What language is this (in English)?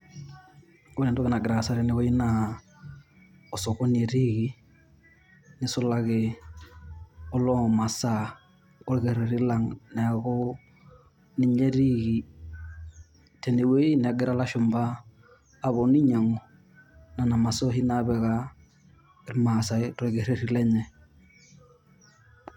Masai